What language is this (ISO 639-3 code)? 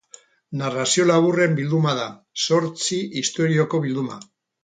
eus